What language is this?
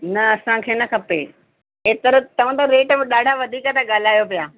Sindhi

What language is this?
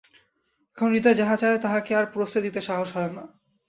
Bangla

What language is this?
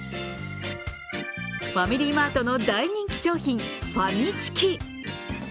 Japanese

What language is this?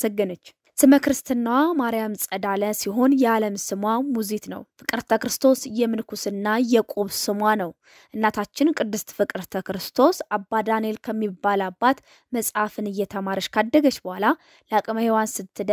Arabic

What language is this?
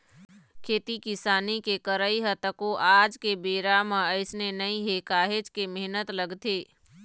Chhattisgarhi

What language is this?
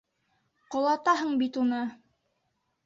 Bashkir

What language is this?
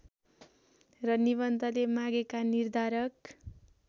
Nepali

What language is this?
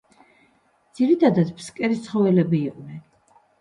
Georgian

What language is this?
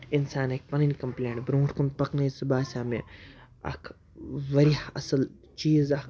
Kashmiri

